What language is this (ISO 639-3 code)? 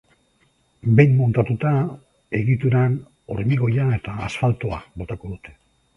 eus